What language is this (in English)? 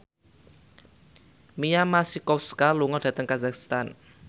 Javanese